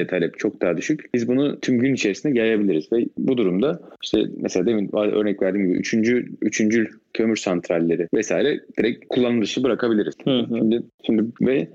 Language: Turkish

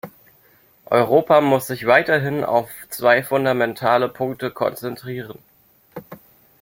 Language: German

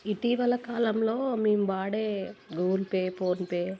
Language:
Telugu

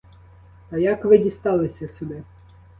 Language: Ukrainian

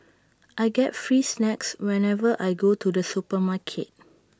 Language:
English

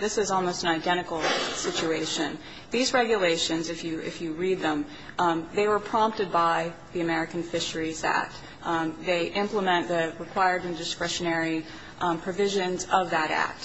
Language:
English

